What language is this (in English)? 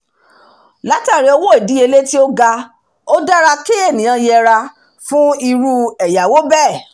Yoruba